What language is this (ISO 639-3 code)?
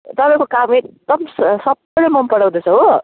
nep